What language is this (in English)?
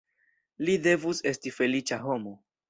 Esperanto